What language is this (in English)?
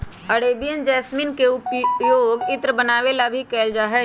Magahi